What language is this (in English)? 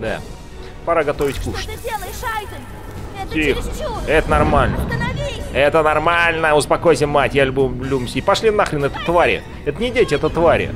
Russian